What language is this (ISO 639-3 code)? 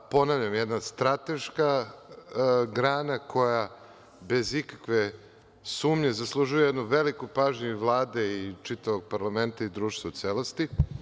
srp